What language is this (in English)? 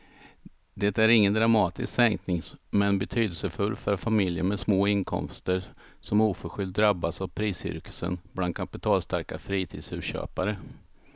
Swedish